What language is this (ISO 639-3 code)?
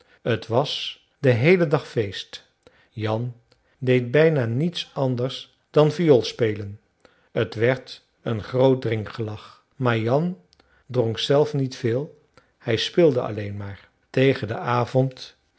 nld